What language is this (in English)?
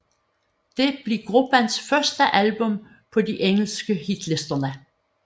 Danish